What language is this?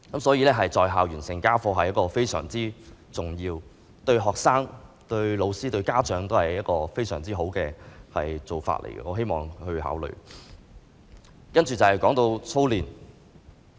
Cantonese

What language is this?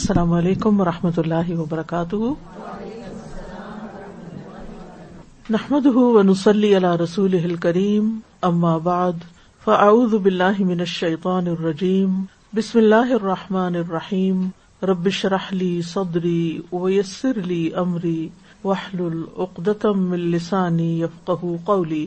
Urdu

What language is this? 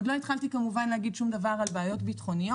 Hebrew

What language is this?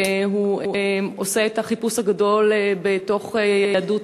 Hebrew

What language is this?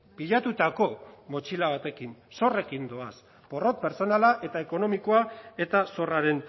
Basque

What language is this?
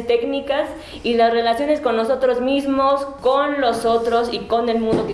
Spanish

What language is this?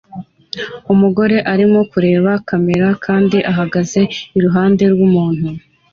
Kinyarwanda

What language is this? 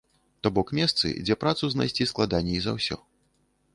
Belarusian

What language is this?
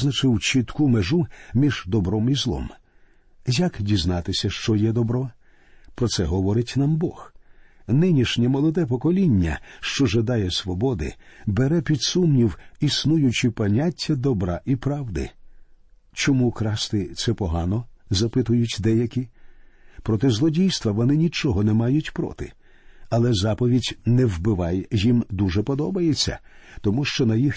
Ukrainian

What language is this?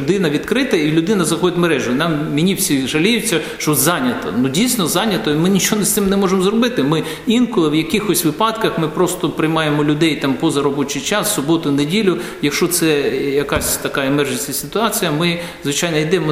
Ukrainian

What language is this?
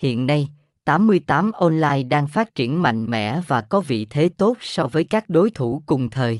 Vietnamese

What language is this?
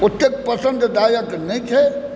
Maithili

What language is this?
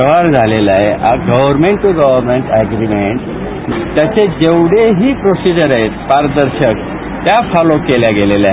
Marathi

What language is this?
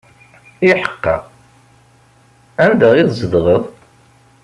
Kabyle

